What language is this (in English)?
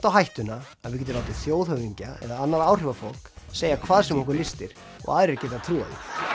Icelandic